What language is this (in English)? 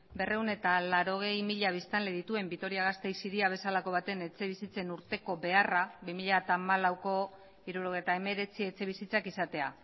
Basque